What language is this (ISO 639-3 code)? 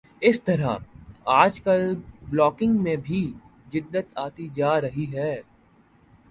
urd